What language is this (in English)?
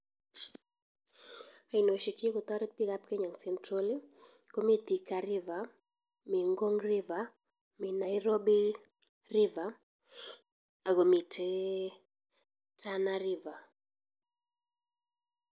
Kalenjin